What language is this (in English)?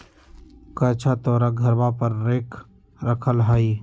Magahi